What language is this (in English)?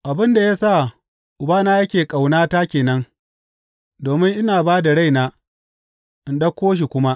Hausa